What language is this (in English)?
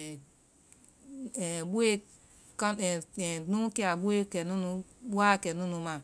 Vai